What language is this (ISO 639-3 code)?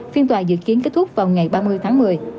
vie